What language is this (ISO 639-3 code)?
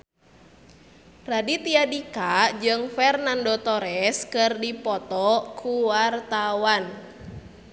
sun